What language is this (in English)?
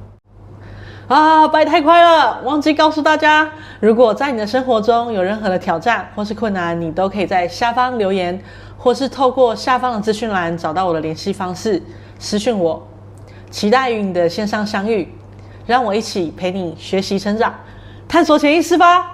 Chinese